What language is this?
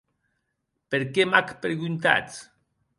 Occitan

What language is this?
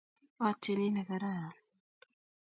Kalenjin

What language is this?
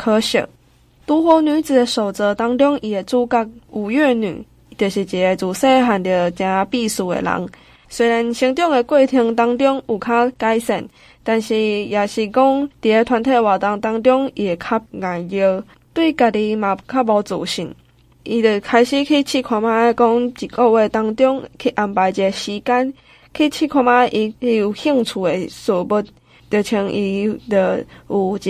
Chinese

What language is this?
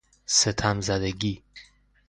Persian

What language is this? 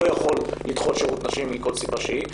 Hebrew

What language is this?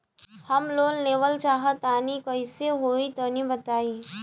Bhojpuri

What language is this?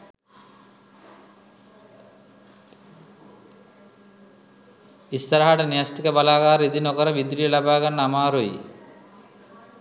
Sinhala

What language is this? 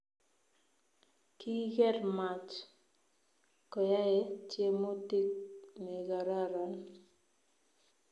Kalenjin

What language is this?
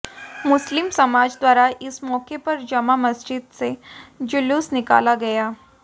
Hindi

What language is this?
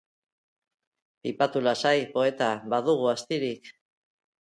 Basque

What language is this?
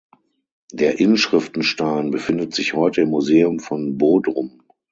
German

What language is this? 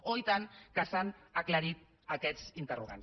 Catalan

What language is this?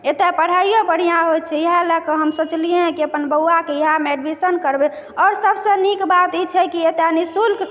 Maithili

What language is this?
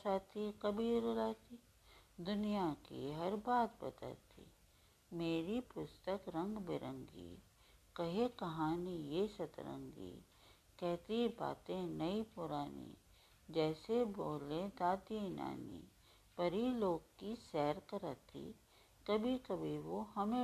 Hindi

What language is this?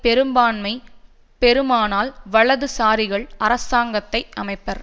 Tamil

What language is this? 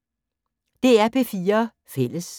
Danish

